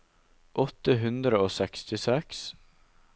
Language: Norwegian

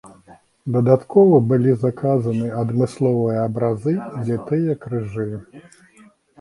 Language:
Belarusian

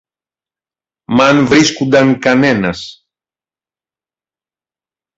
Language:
Greek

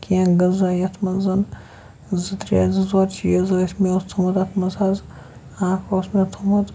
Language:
Kashmiri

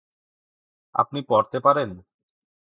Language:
Bangla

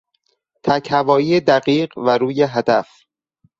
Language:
Persian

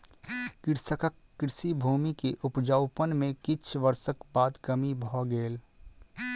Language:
Maithili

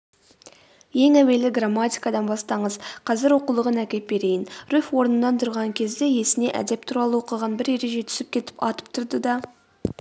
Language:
Kazakh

